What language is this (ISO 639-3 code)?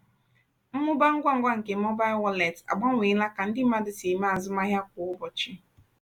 ibo